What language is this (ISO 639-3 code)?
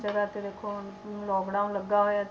pan